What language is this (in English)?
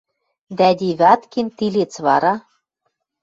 Western Mari